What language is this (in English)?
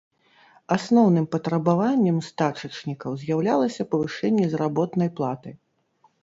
Belarusian